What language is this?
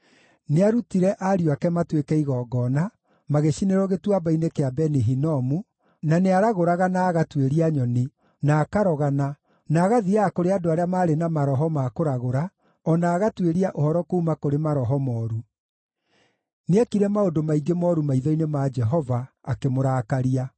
Kikuyu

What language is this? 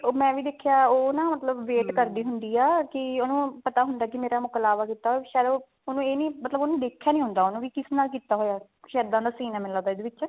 Punjabi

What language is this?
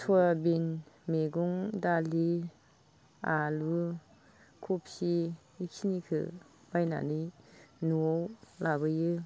Bodo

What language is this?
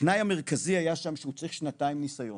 Hebrew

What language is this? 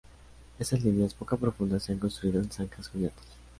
Spanish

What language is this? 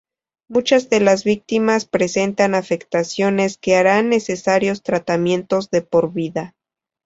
Spanish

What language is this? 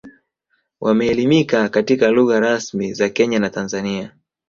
Swahili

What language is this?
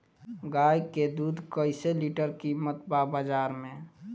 Bhojpuri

